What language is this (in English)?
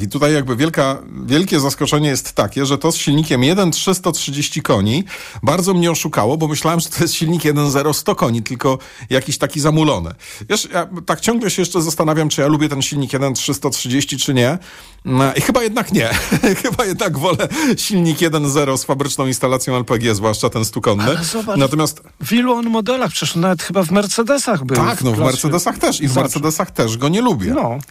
Polish